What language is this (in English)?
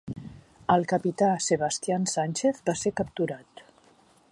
Catalan